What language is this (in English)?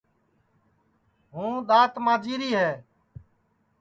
Sansi